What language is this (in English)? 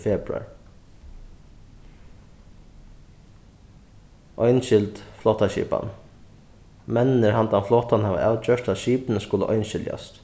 Faroese